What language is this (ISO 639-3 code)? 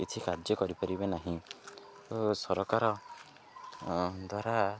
ori